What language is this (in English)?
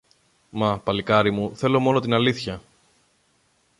Greek